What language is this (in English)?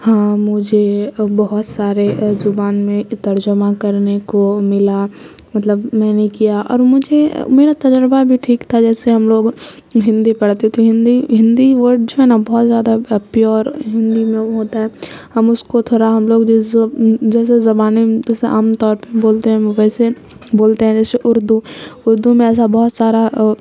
Urdu